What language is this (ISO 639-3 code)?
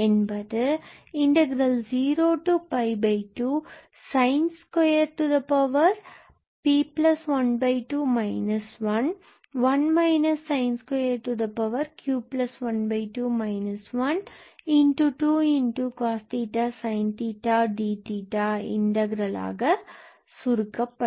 tam